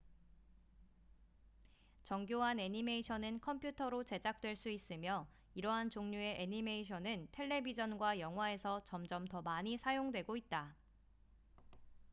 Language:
Korean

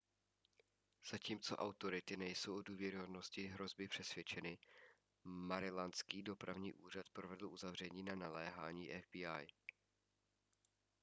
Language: Czech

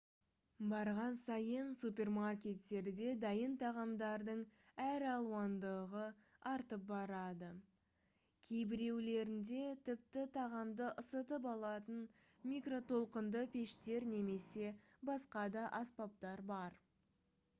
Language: Kazakh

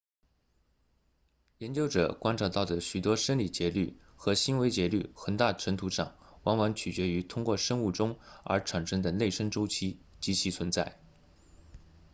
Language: Chinese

